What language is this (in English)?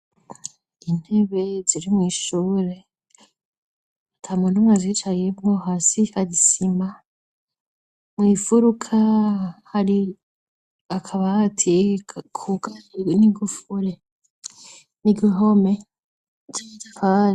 Rundi